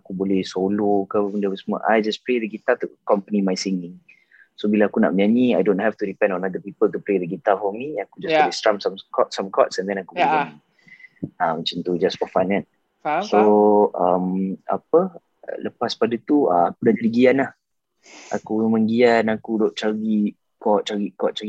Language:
Malay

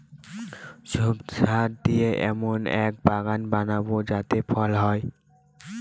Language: Bangla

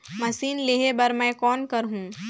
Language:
Chhattisgarhi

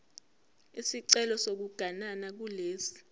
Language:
Zulu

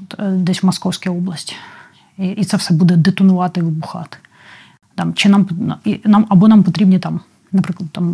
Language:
Ukrainian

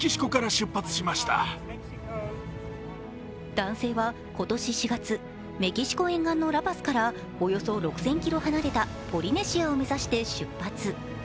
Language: Japanese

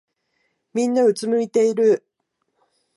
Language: Japanese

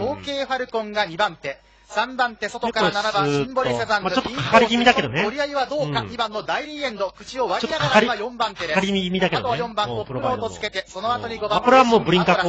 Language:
Japanese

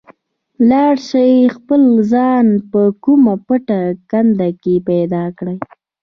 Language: Pashto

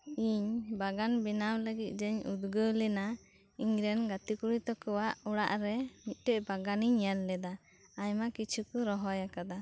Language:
Santali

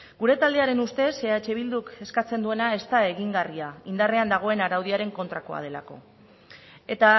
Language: Basque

